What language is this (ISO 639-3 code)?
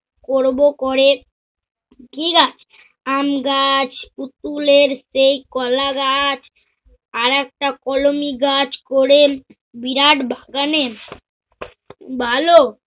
ben